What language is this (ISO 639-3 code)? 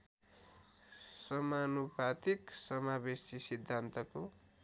nep